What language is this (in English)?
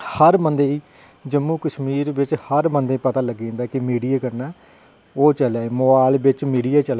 Dogri